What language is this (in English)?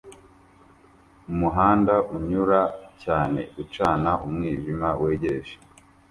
Kinyarwanda